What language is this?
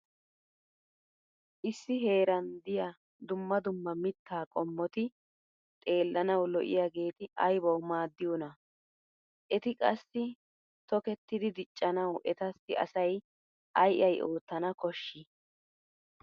Wolaytta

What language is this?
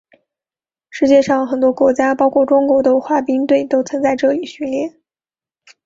Chinese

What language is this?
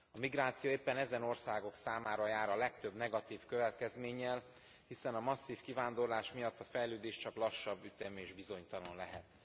Hungarian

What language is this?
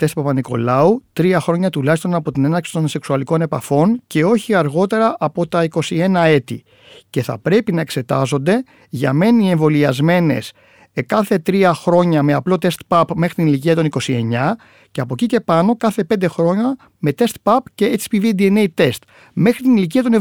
Greek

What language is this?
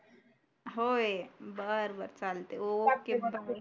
Marathi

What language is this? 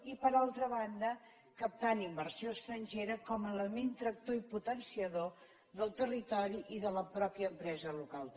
Catalan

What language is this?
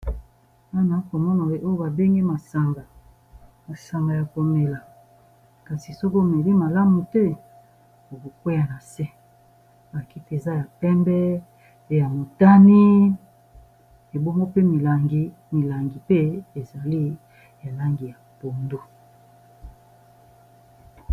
Lingala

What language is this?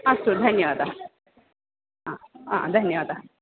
Sanskrit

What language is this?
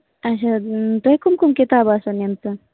Kashmiri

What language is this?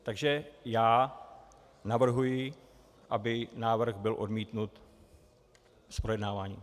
Czech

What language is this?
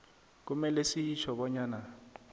South Ndebele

